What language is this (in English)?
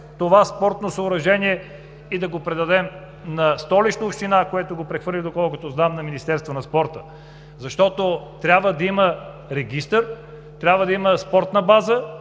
Bulgarian